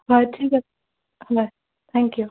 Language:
Assamese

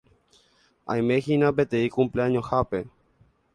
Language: Guarani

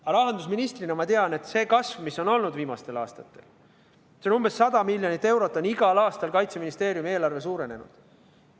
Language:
Estonian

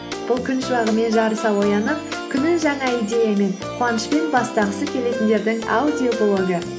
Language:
Kazakh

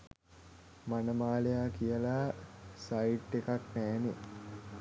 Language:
Sinhala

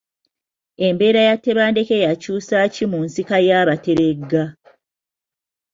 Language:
Ganda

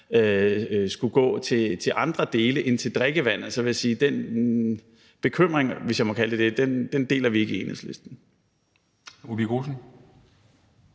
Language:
Danish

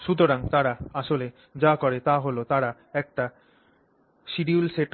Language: Bangla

